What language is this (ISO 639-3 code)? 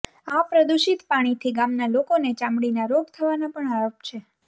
guj